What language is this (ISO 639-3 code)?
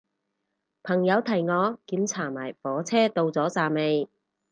yue